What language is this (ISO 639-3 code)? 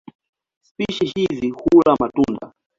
swa